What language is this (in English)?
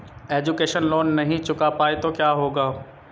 Hindi